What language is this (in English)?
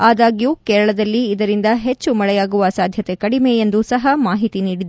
Kannada